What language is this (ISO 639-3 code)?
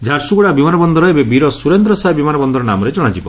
ori